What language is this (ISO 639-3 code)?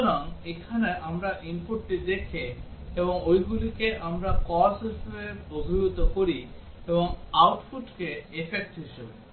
ben